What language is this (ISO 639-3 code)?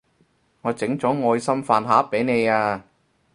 yue